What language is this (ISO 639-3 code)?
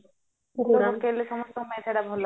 ori